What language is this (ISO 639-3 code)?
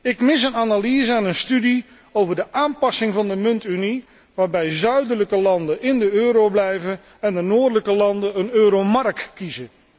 nld